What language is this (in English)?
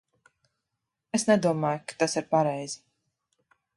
Latvian